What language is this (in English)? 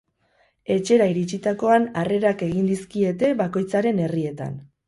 Basque